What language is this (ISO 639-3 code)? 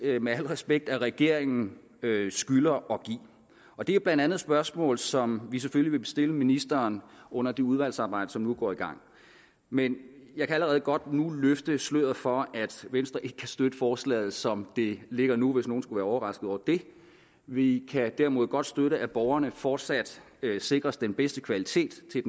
dan